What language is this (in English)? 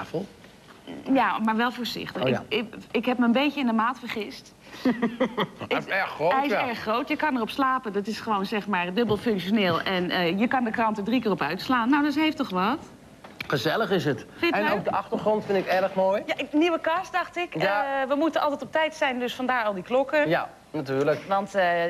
Dutch